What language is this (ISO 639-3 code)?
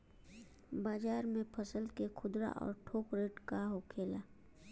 bho